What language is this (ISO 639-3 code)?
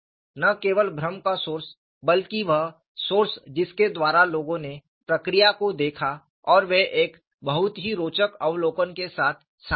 hin